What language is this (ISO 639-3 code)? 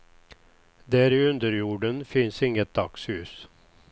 swe